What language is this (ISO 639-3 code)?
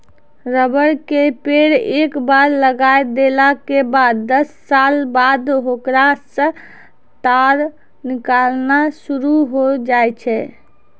mai